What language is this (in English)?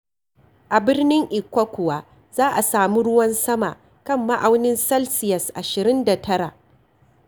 Hausa